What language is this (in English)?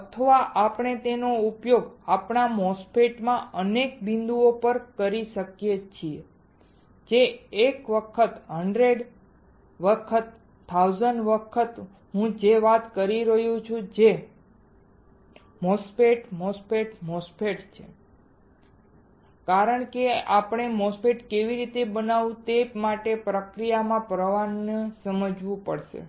Gujarati